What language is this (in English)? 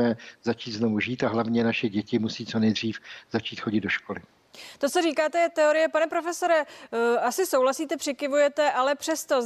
Czech